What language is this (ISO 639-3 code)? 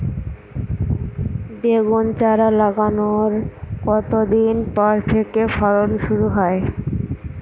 ben